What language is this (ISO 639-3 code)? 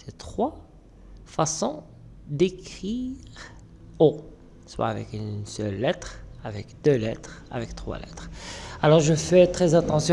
fra